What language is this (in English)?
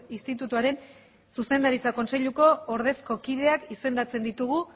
Basque